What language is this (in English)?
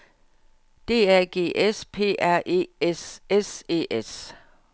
Danish